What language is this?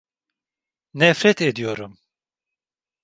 Turkish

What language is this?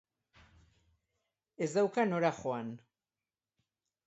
Basque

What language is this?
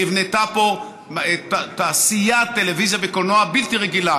Hebrew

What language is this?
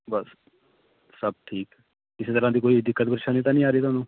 Punjabi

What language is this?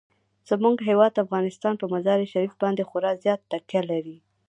Pashto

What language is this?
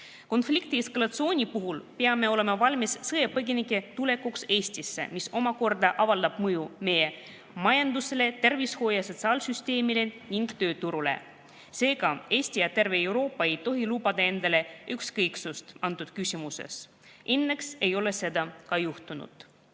Estonian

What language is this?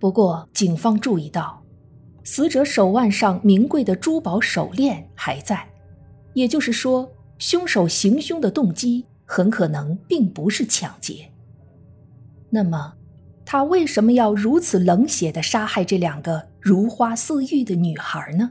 Chinese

